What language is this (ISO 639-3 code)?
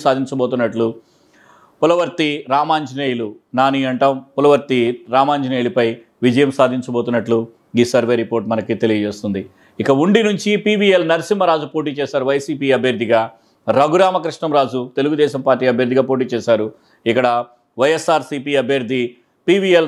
tel